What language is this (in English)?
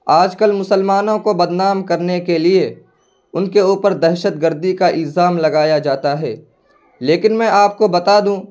Urdu